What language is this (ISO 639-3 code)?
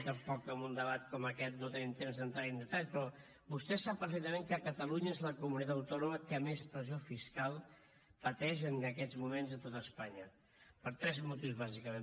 cat